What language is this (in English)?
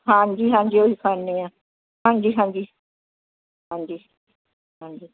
Punjabi